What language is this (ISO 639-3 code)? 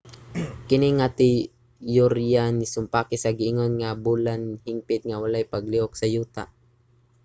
ceb